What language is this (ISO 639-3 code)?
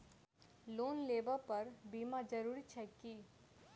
mai